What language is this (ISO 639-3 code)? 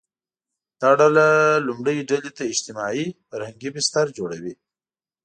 pus